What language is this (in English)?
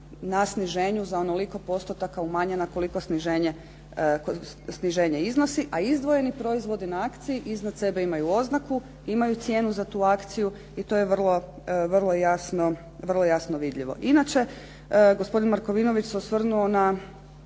Croatian